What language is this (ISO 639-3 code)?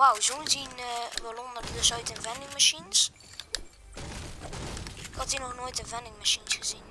nld